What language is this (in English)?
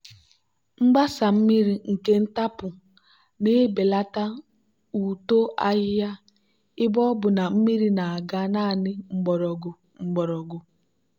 Igbo